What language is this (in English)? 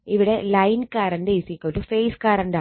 Malayalam